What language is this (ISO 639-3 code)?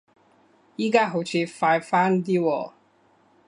yue